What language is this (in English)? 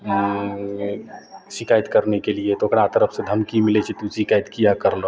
Maithili